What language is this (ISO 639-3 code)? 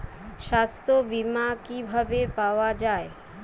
ben